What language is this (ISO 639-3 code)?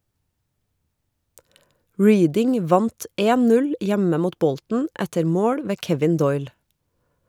nor